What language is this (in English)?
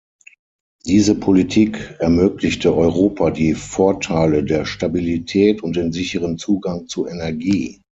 German